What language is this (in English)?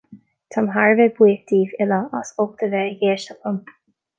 Irish